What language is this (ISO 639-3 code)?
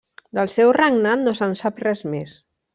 cat